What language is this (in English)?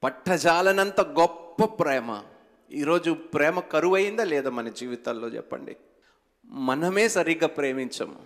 Telugu